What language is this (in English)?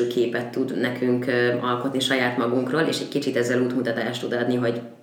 Hungarian